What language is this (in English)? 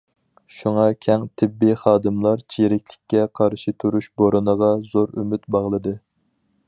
Uyghur